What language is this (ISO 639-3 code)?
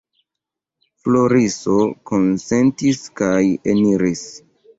epo